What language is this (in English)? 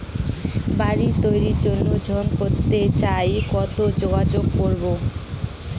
Bangla